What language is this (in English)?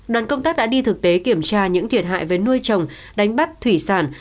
Vietnamese